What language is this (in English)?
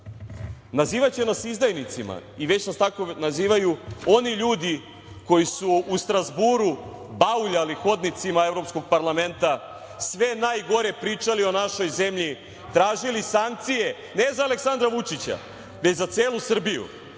Serbian